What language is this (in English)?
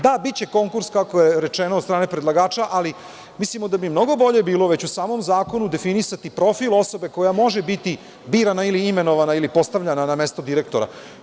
Serbian